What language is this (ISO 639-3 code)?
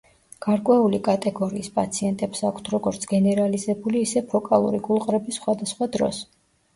kat